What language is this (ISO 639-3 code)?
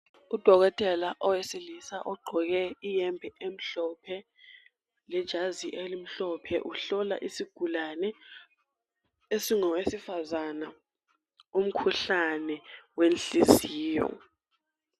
nde